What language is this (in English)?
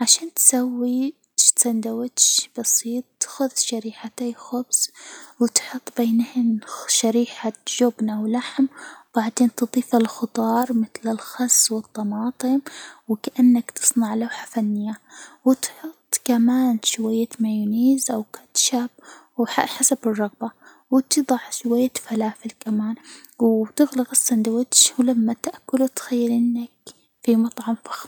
Hijazi Arabic